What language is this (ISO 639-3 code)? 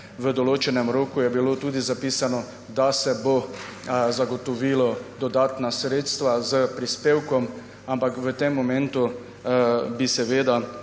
slv